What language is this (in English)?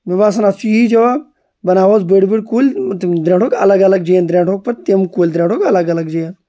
Kashmiri